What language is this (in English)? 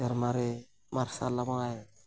Santali